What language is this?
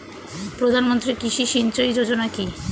Bangla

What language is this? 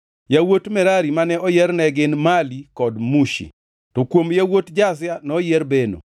Luo (Kenya and Tanzania)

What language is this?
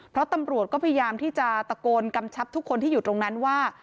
Thai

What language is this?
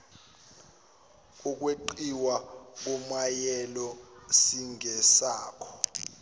Zulu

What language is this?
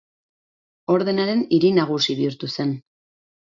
Basque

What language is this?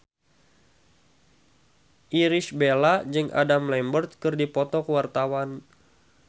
Sundanese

